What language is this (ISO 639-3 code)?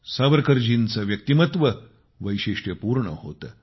mar